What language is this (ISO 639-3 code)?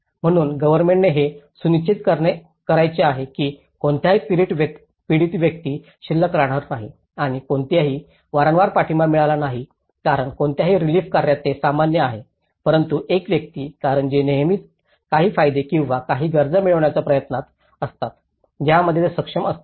mar